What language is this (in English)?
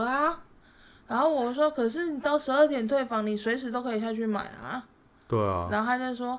Chinese